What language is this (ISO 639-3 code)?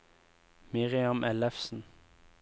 nor